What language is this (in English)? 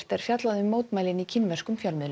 Icelandic